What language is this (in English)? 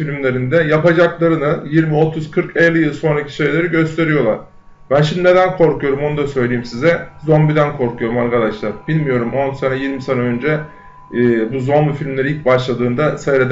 Turkish